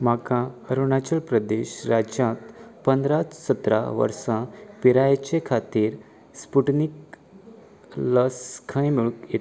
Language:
Konkani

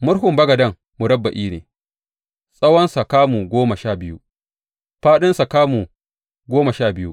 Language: Hausa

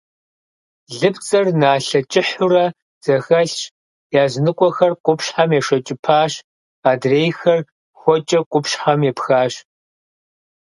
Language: Kabardian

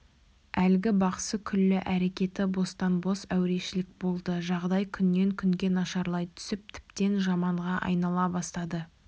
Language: Kazakh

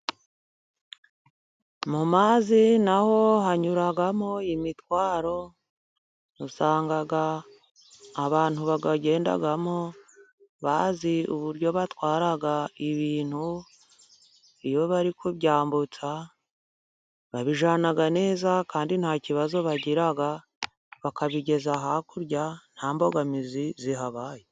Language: Kinyarwanda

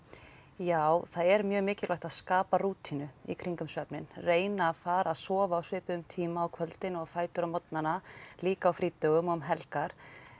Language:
Icelandic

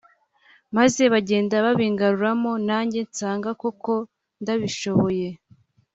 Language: Kinyarwanda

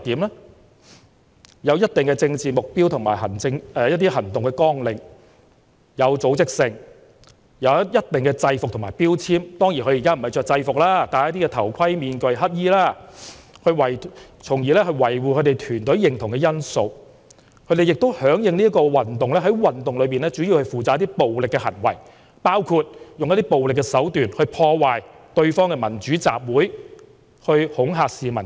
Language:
Cantonese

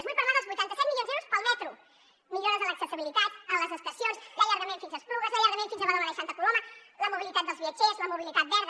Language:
Catalan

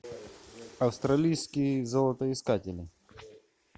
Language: Russian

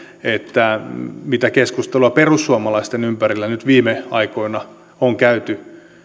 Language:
Finnish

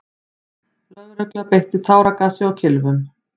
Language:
Icelandic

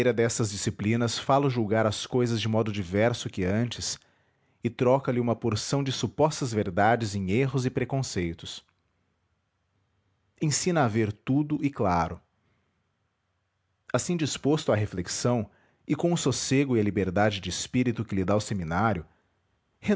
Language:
Portuguese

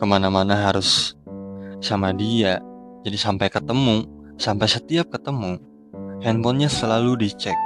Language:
Indonesian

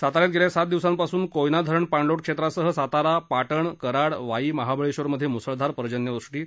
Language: Marathi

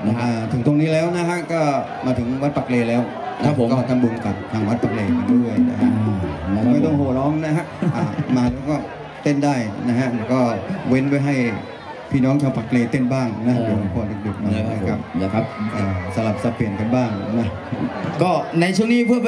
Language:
Thai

